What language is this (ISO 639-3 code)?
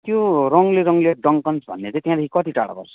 nep